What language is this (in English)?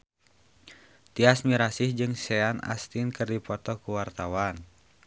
Sundanese